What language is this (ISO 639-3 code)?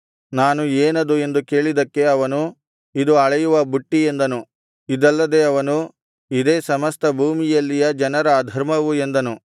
kan